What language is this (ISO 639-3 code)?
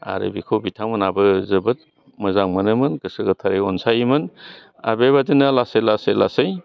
brx